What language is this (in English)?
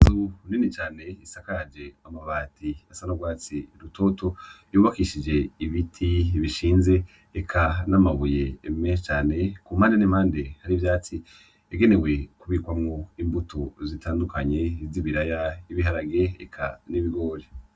Rundi